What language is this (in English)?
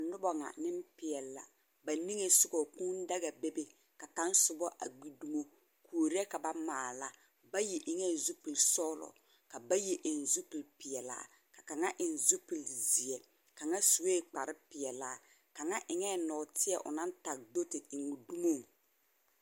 Southern Dagaare